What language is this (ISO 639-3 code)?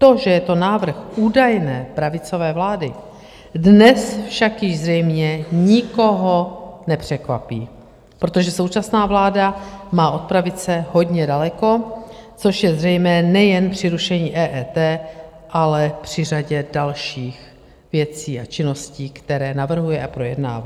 ces